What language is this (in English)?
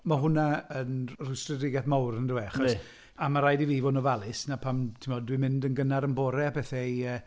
Welsh